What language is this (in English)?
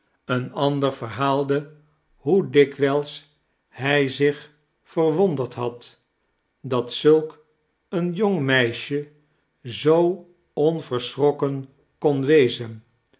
Dutch